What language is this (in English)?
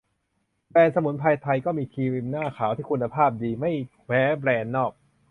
Thai